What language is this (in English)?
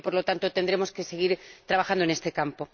Spanish